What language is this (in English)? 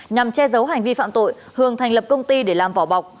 Vietnamese